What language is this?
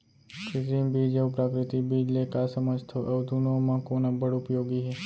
Chhattisgarhi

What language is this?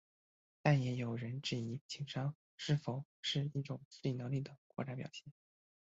Chinese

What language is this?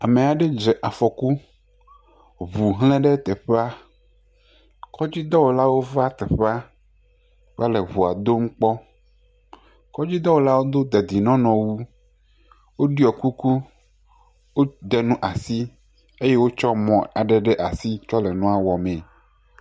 Ewe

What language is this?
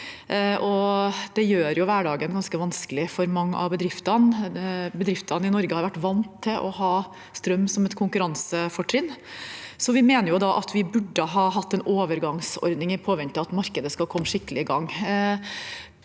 Norwegian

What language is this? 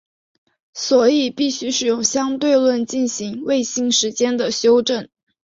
Chinese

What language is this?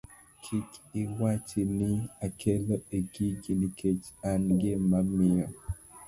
Luo (Kenya and Tanzania)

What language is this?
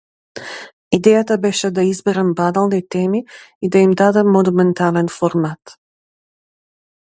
Macedonian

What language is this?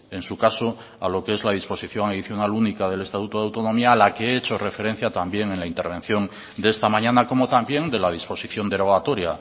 Spanish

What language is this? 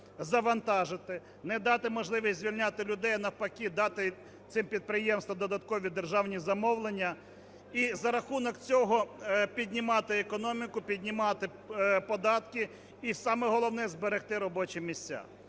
Ukrainian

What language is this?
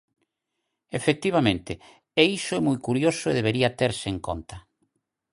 Galician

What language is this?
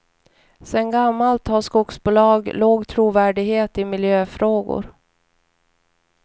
Swedish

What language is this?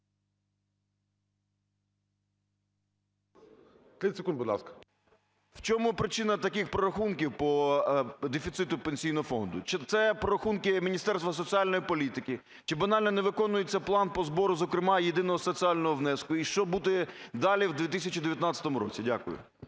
Ukrainian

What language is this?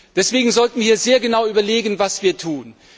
German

